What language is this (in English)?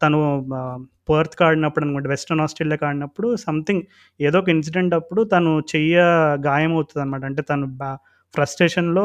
Telugu